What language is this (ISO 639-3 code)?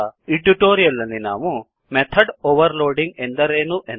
kan